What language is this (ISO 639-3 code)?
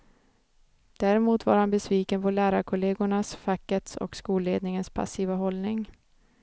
swe